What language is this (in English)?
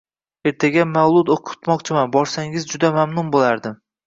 Uzbek